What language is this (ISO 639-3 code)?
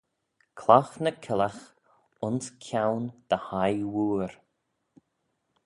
glv